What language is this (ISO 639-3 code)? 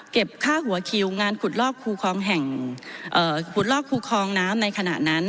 tha